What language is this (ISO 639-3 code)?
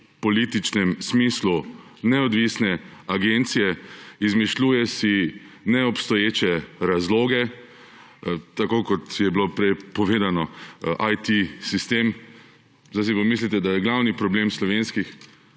slv